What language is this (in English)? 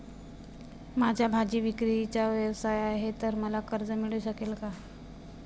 Marathi